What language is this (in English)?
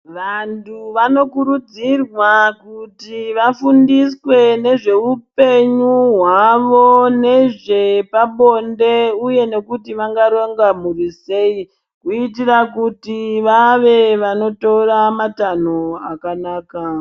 Ndau